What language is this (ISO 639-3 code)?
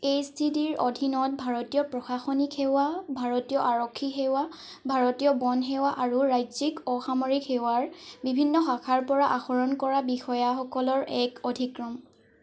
asm